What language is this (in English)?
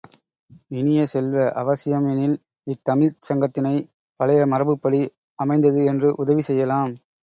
Tamil